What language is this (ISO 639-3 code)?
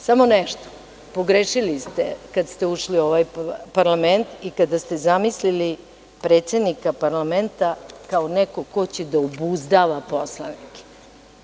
srp